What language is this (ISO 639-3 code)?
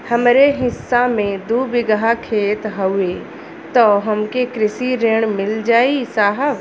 bho